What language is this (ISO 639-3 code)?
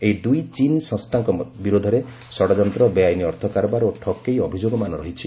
ori